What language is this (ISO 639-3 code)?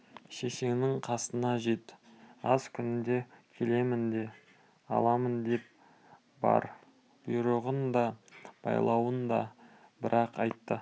kaz